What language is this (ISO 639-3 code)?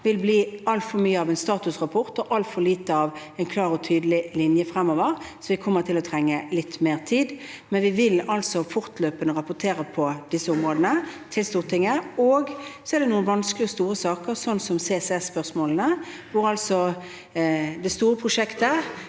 nor